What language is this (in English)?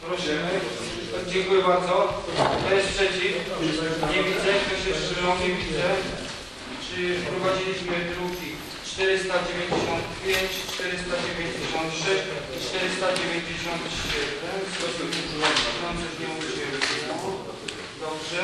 Polish